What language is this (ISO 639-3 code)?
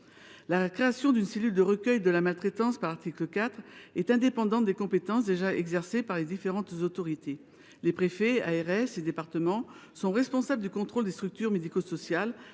fra